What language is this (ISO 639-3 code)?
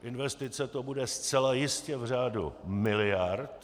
ces